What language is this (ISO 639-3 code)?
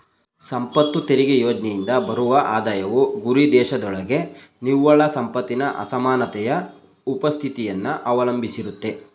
kan